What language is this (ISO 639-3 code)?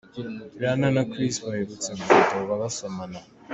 kin